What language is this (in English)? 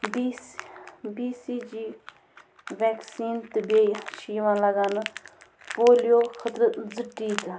Kashmiri